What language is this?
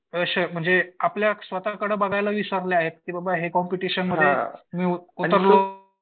Marathi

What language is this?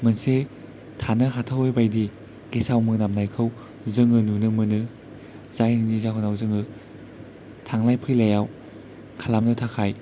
Bodo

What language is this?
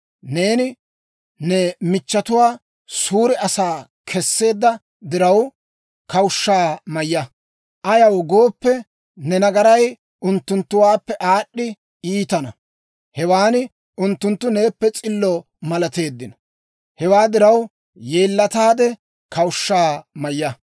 Dawro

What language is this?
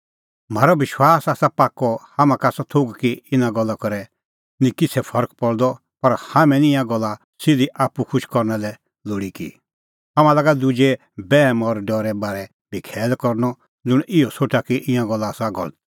Kullu Pahari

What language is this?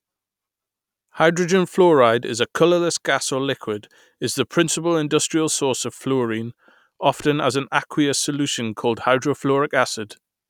English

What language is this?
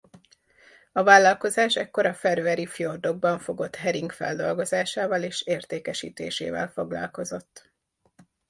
Hungarian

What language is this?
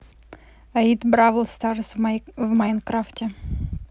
Russian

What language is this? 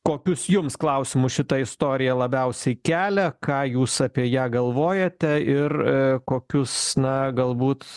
Lithuanian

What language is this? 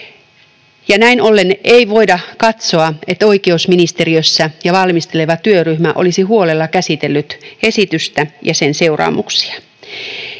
Finnish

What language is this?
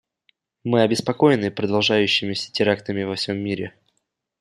Russian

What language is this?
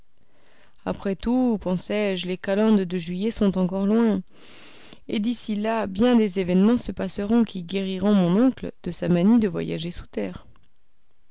French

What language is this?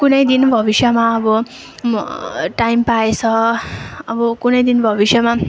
Nepali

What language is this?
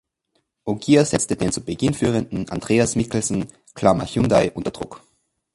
German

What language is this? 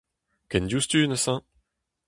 Breton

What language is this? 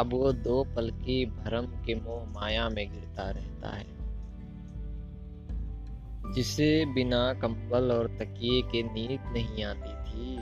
Hindi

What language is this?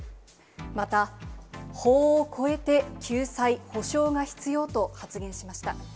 Japanese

